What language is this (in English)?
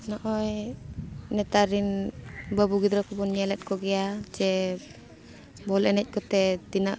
Santali